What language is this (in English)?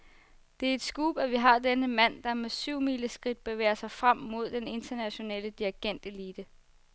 Danish